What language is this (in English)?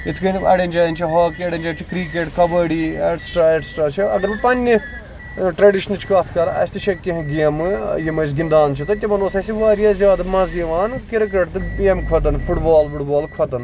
Kashmiri